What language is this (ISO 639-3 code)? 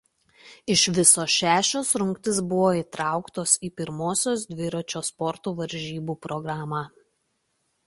lit